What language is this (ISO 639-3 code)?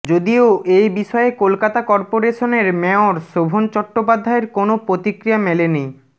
ben